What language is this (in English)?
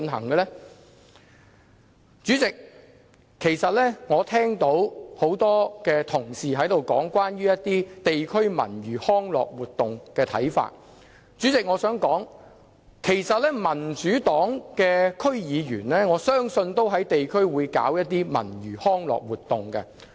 Cantonese